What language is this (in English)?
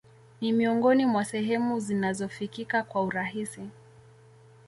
Swahili